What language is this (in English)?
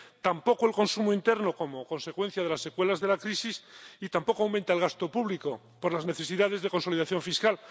Spanish